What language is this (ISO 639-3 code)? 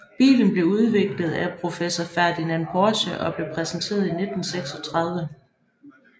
dan